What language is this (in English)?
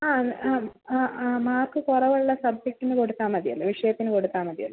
Malayalam